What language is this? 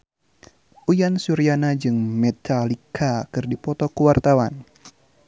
Sundanese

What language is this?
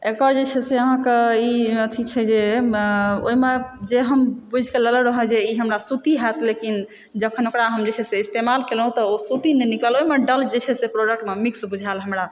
Maithili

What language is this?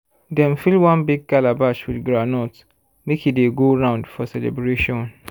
Nigerian Pidgin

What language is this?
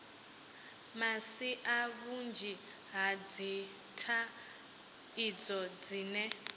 Venda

